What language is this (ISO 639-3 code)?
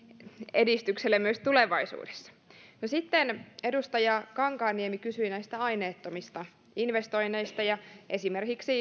fin